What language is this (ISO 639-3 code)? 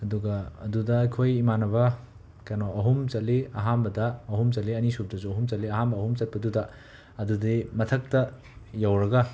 mni